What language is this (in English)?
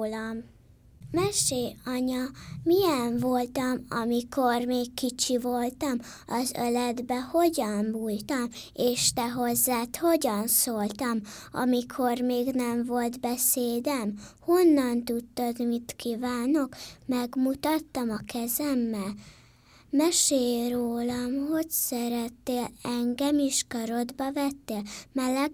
Hungarian